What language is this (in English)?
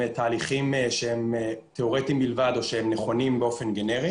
Hebrew